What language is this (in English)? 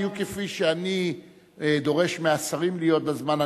Hebrew